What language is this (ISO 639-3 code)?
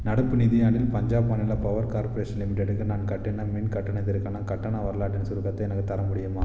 tam